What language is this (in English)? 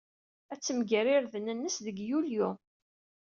Kabyle